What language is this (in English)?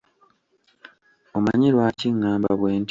Ganda